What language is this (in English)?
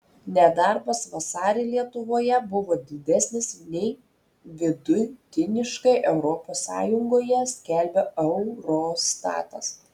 Lithuanian